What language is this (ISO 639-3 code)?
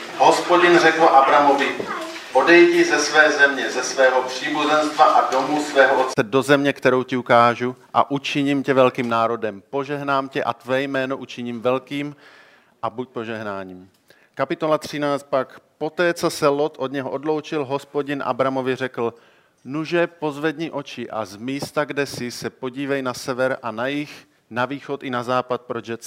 ces